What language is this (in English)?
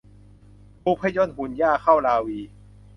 Thai